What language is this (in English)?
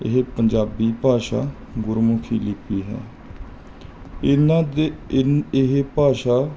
Punjabi